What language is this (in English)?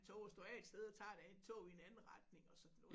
Danish